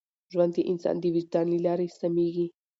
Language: Pashto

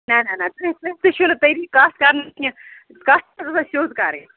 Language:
Kashmiri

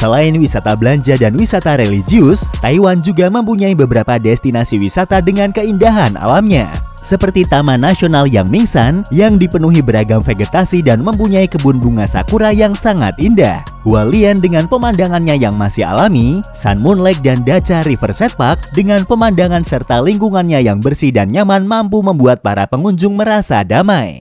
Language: Indonesian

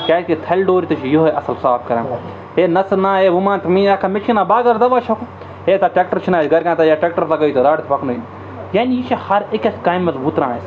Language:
Kashmiri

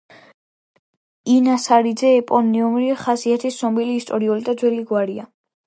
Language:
Georgian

